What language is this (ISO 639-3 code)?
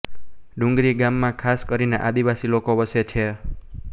guj